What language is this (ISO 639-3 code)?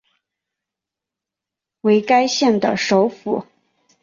zho